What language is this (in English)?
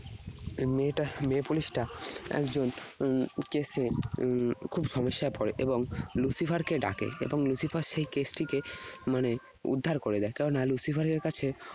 Bangla